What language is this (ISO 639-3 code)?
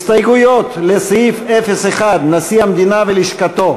heb